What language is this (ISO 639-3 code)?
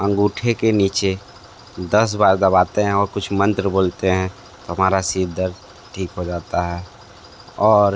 hin